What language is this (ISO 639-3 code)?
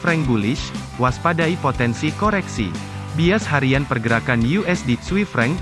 ind